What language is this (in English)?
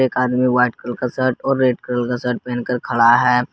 Hindi